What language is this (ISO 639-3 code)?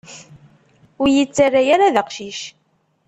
kab